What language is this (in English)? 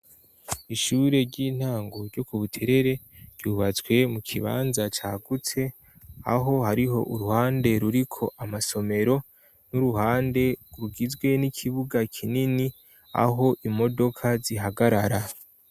Rundi